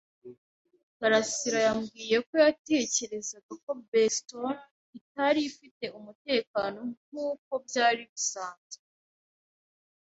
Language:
Kinyarwanda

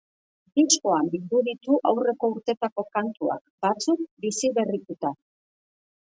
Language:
Basque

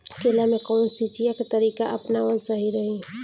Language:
Bhojpuri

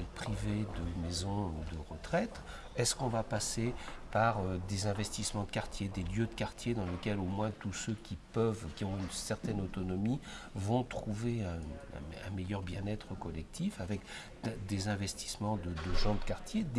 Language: French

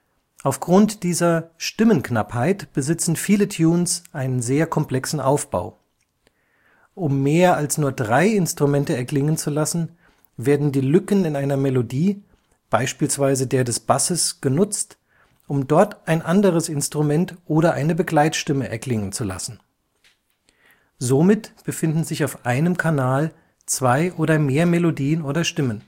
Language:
German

